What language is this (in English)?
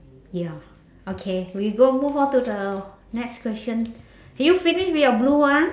English